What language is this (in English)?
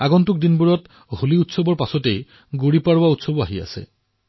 Assamese